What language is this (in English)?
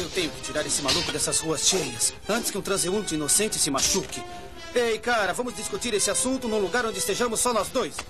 Portuguese